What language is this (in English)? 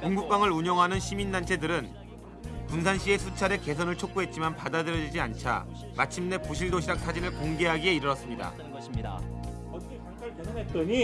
Korean